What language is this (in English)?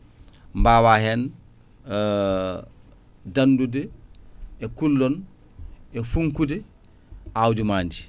Fula